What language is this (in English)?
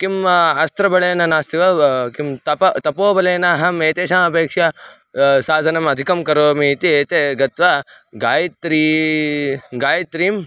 Sanskrit